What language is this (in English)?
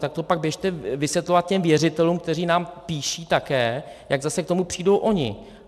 Czech